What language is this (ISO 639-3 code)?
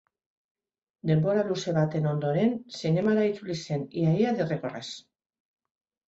eus